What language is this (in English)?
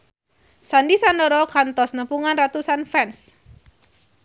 Sundanese